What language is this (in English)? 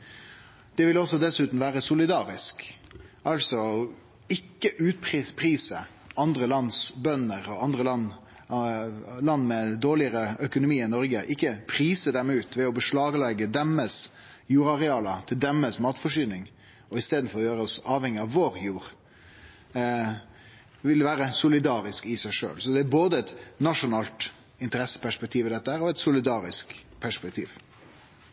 Norwegian Nynorsk